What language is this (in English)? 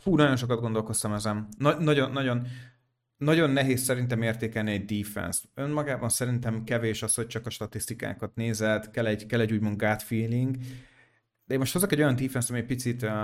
Hungarian